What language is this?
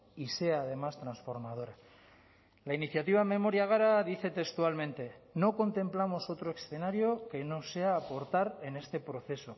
Spanish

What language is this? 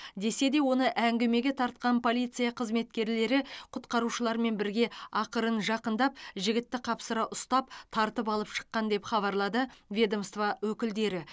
Kazakh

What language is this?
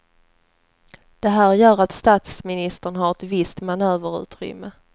Swedish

